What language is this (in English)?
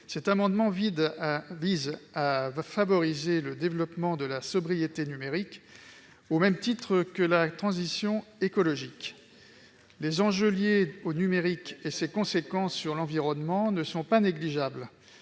French